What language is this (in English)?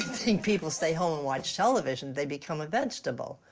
English